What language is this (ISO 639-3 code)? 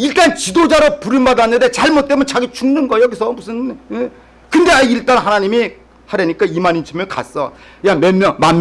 kor